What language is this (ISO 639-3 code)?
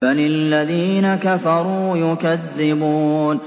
ara